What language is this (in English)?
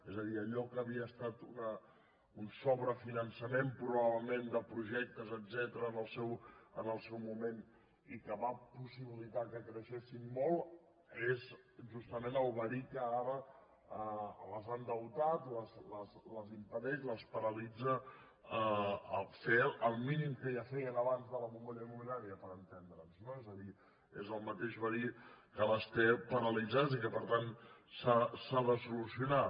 Catalan